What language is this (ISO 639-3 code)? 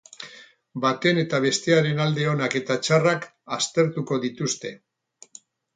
eus